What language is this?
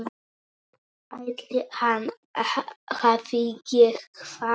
Icelandic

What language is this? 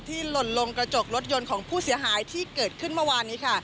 Thai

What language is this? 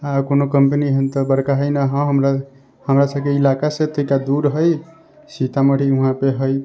Maithili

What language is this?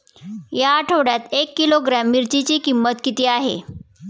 Marathi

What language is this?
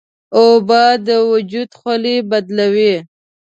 Pashto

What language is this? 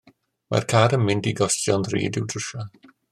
Welsh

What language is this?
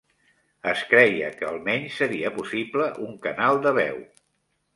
Catalan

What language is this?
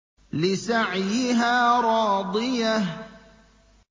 Arabic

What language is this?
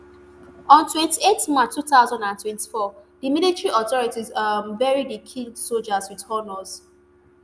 Nigerian Pidgin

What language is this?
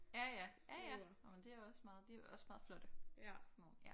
Danish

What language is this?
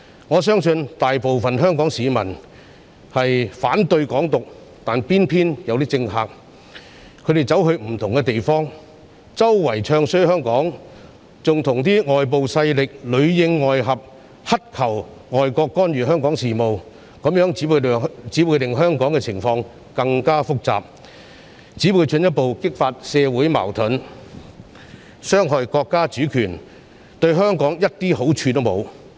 Cantonese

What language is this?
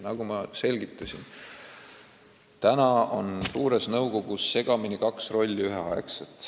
Estonian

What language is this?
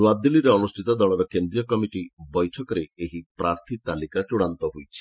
Odia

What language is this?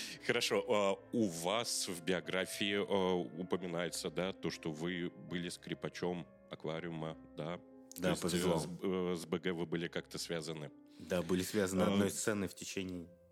Russian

